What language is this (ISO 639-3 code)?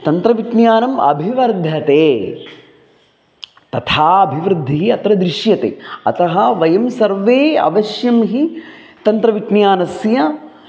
san